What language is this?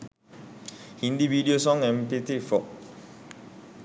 Sinhala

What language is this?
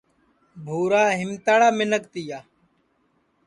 Sansi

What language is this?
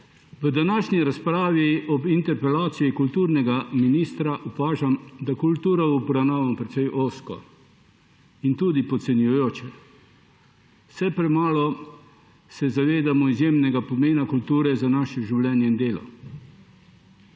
Slovenian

